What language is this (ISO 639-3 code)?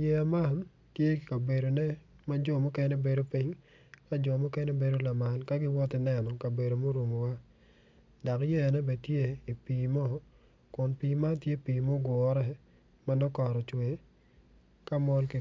ach